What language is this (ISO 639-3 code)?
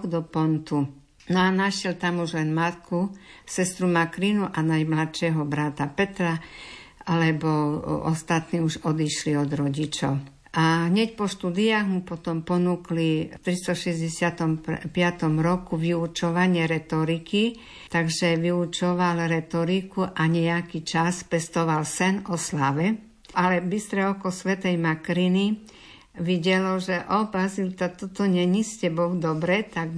slk